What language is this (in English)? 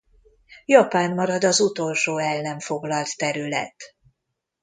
Hungarian